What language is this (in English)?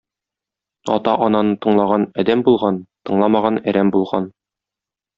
Tatar